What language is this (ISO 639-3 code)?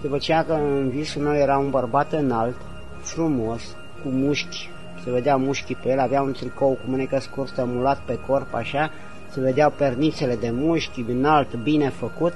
ron